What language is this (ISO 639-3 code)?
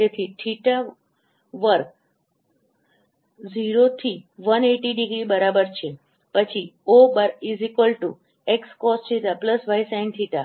guj